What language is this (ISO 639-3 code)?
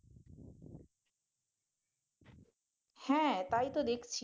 ben